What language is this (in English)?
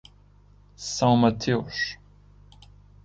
Portuguese